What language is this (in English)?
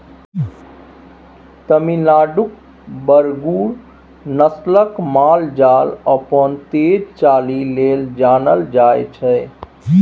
Maithili